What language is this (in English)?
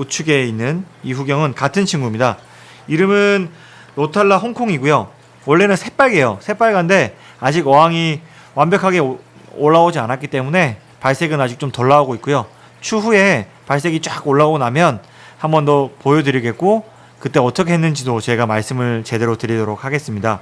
Korean